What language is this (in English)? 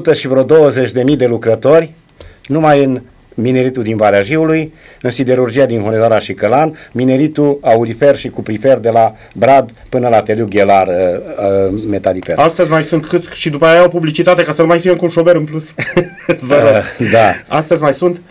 Romanian